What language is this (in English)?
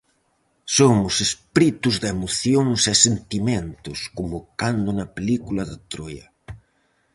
Galician